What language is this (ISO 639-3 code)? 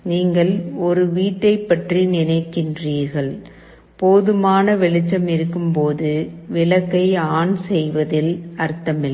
tam